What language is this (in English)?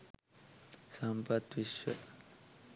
Sinhala